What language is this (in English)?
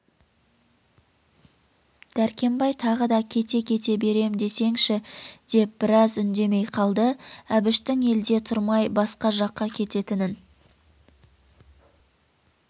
Kazakh